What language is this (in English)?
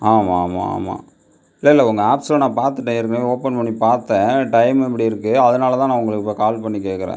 Tamil